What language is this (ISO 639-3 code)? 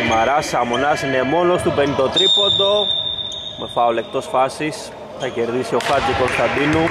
ell